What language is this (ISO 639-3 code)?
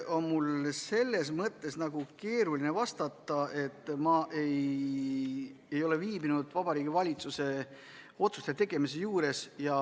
est